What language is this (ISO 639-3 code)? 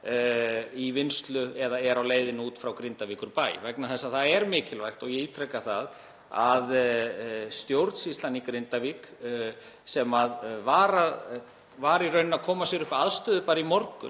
isl